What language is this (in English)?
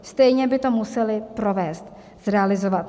Czech